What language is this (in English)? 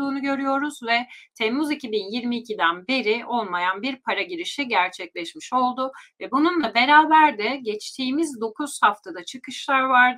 Turkish